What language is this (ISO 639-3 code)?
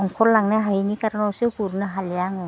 brx